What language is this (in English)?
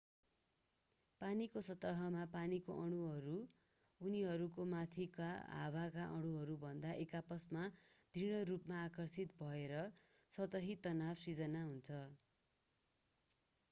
Nepali